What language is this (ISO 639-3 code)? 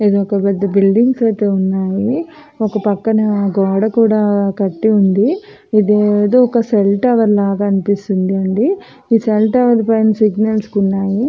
tel